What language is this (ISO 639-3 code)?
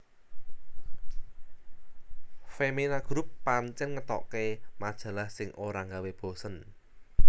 jav